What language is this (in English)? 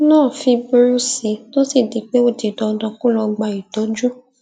Yoruba